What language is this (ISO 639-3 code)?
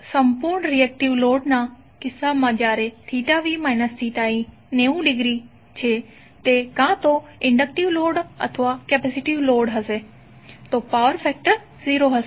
guj